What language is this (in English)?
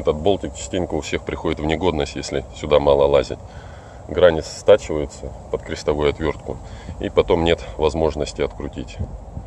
Russian